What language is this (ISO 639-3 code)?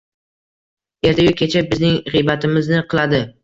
uzb